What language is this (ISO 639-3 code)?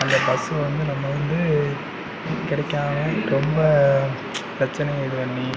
tam